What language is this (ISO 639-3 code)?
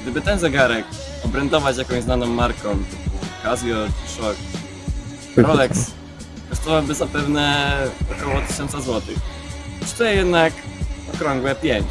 pol